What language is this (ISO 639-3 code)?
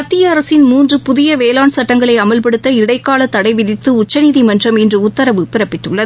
tam